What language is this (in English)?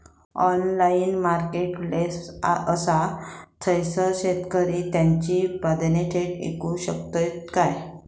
Marathi